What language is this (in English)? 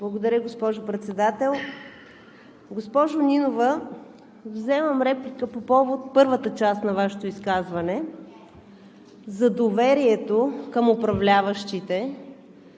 Bulgarian